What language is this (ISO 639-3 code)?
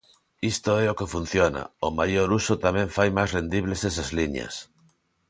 glg